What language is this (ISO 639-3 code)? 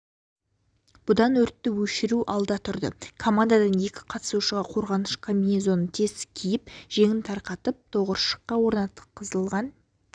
kaz